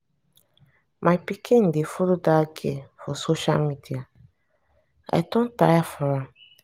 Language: Nigerian Pidgin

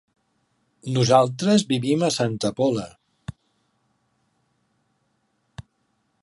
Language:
Catalan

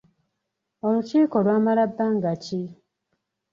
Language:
Ganda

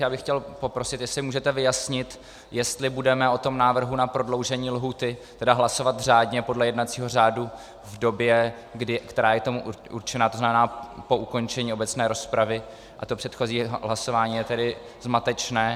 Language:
Czech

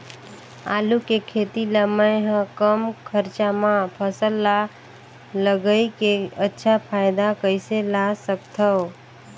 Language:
Chhattisgarhi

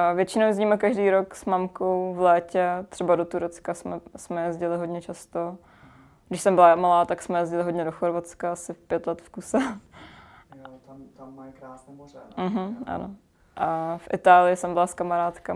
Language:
Czech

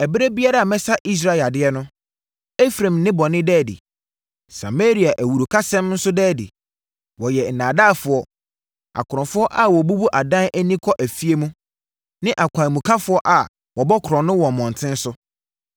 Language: Akan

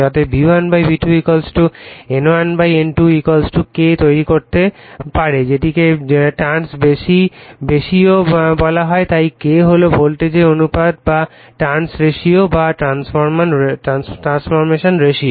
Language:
Bangla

